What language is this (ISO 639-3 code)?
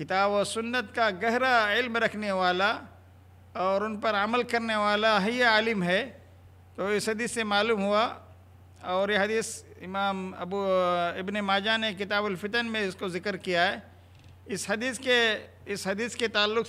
hin